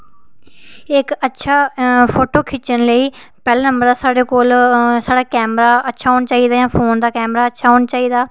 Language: Dogri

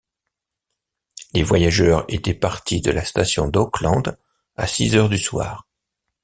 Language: French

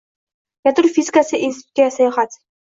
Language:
Uzbek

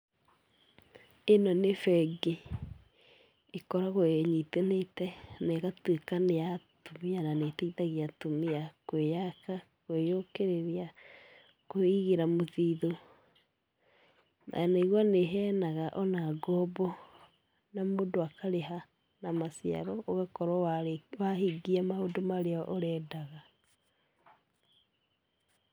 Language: Kikuyu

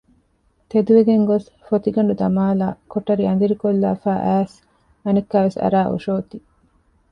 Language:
Divehi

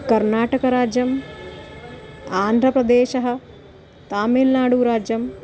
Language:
Sanskrit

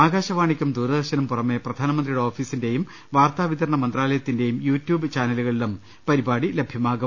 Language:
Malayalam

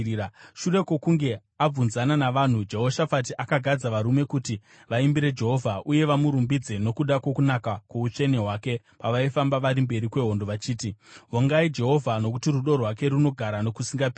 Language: Shona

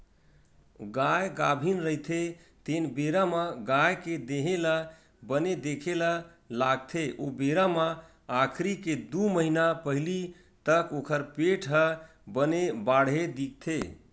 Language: Chhattisgarhi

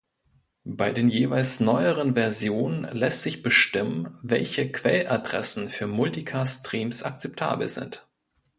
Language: German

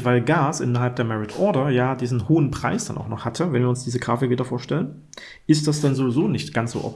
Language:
German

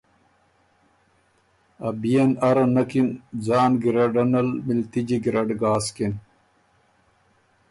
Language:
Ormuri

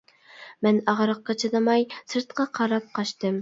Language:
Uyghur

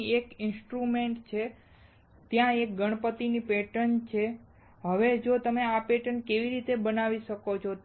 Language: Gujarati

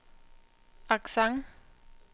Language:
Danish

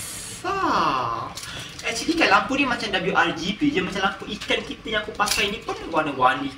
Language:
Malay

